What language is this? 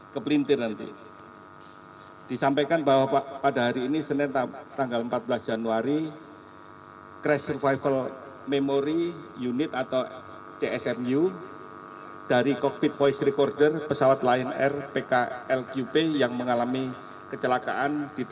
Indonesian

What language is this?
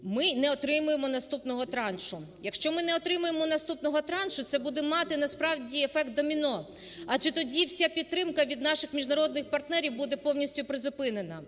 Ukrainian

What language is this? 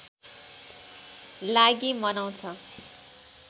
Nepali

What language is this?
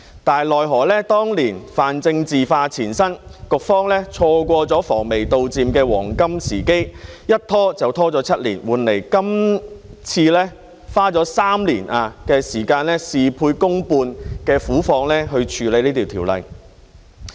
Cantonese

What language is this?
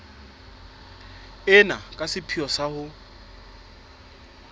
Southern Sotho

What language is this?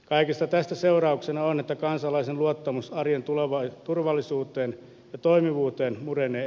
Finnish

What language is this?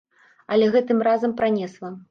Belarusian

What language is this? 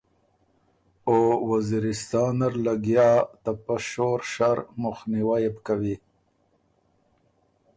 Ormuri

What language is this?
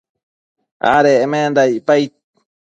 Matsés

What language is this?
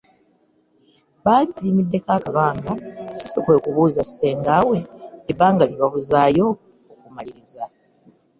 Ganda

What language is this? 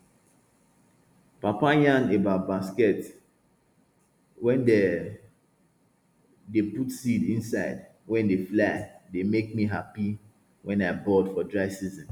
Nigerian Pidgin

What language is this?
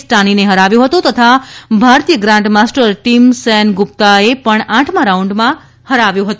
Gujarati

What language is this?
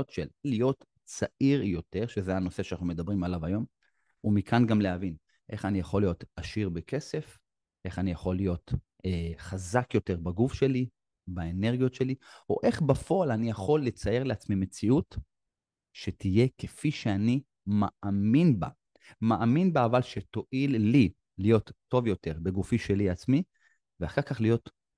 Hebrew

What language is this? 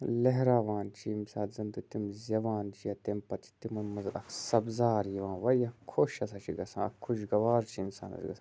Kashmiri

